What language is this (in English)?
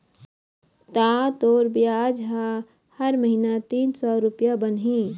Chhattisgarhi